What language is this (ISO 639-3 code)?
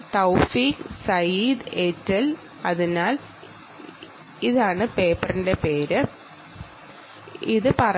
mal